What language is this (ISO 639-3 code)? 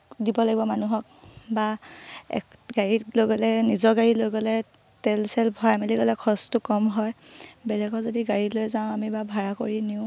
asm